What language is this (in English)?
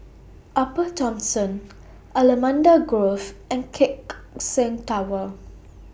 English